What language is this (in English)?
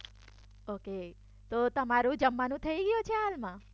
Gujarati